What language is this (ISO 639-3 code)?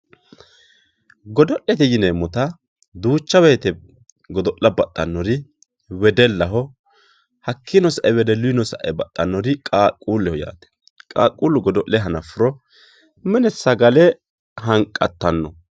sid